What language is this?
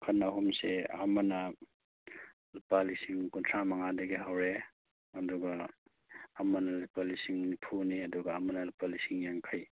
Manipuri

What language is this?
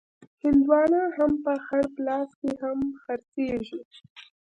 Pashto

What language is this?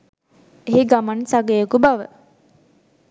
Sinhala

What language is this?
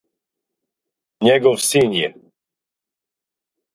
Serbian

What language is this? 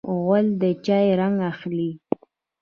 Pashto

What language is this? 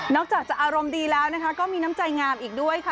Thai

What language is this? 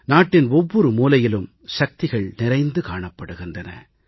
Tamil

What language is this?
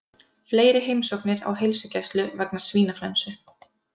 Icelandic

